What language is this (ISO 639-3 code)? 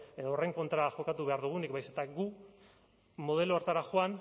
eus